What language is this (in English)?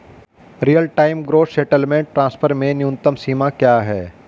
Hindi